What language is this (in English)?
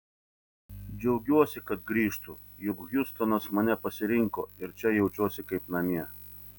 Lithuanian